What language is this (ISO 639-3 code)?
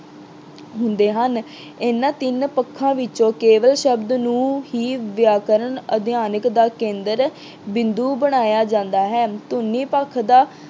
pan